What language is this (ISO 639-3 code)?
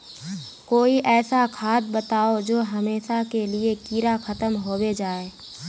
mag